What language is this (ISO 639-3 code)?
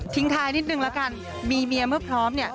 tha